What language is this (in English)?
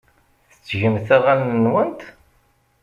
Kabyle